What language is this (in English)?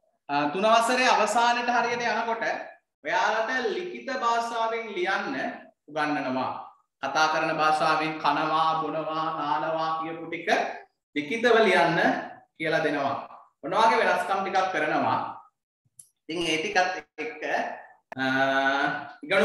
Indonesian